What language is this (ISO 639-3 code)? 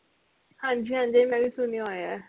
pan